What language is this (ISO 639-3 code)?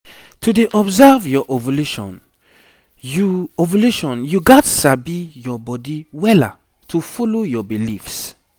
pcm